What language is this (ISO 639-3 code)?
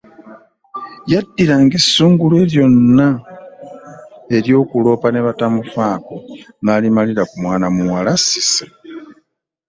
lug